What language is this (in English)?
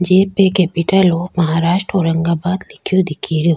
Rajasthani